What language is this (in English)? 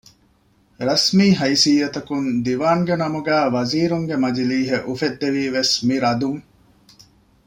Divehi